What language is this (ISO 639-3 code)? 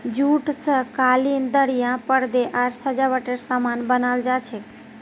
mag